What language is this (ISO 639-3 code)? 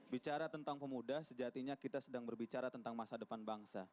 ind